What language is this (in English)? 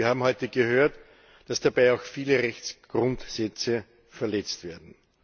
German